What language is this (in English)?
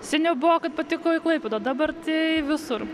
Lithuanian